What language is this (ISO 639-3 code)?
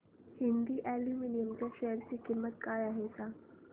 mar